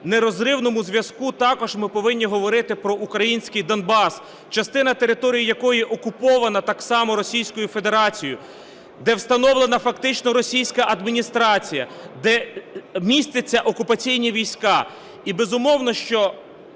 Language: Ukrainian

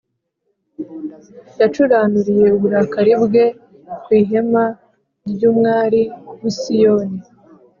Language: Kinyarwanda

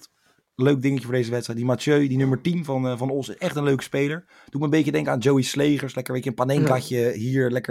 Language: Dutch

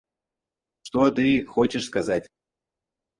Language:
Russian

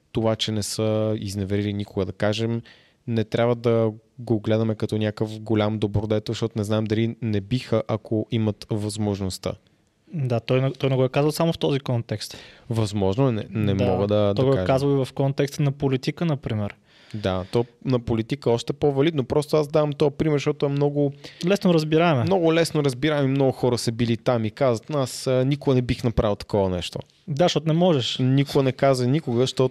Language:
Bulgarian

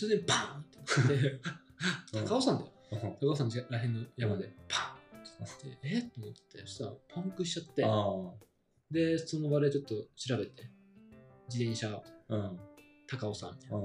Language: Japanese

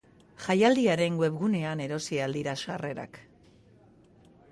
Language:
Basque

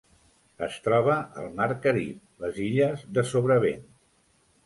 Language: Catalan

